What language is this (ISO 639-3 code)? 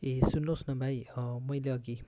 nep